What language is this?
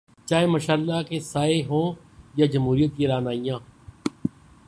Urdu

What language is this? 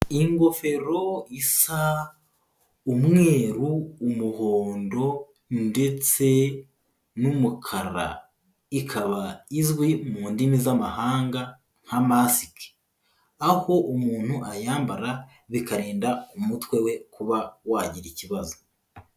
Kinyarwanda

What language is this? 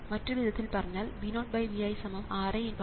Malayalam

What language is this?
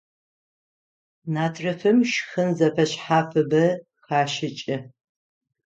Adyghe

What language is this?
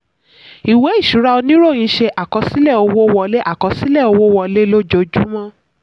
Yoruba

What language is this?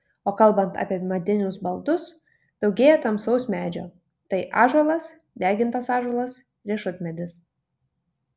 Lithuanian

